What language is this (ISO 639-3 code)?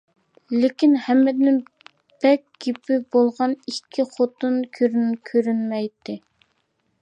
uig